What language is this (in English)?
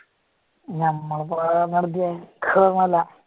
Malayalam